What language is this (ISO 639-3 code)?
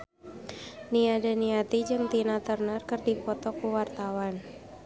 sun